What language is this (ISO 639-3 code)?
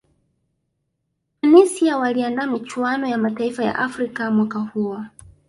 swa